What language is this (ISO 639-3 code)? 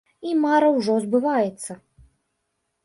bel